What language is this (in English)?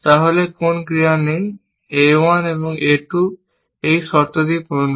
Bangla